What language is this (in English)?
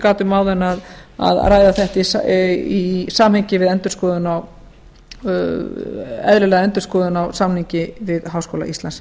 Icelandic